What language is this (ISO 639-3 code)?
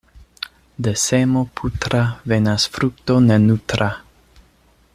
epo